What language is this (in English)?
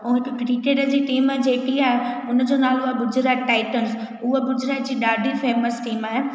Sindhi